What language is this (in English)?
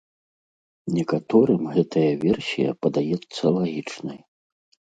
Belarusian